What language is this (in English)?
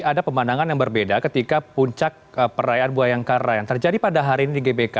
Indonesian